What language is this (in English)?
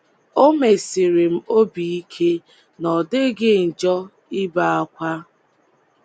Igbo